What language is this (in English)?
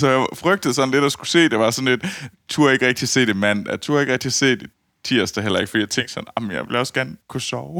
Danish